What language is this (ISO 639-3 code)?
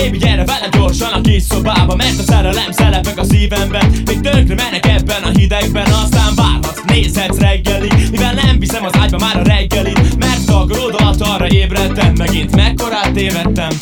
hun